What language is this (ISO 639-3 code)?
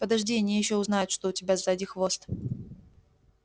rus